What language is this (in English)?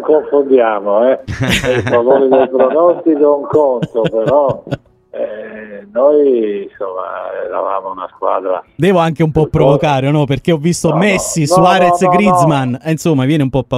Italian